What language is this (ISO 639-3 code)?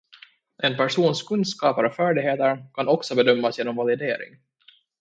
swe